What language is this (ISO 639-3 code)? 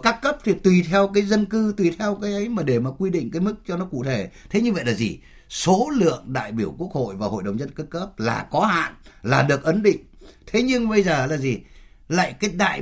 vie